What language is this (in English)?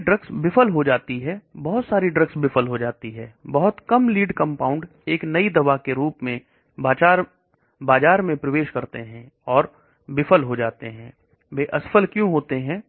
Hindi